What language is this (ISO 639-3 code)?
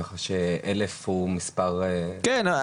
heb